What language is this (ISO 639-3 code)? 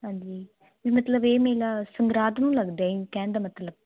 pan